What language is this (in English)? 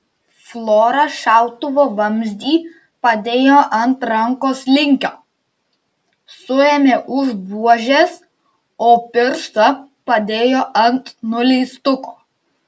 Lithuanian